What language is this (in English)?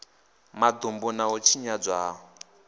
Venda